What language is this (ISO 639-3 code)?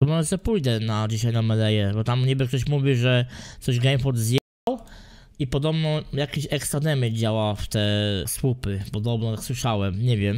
pol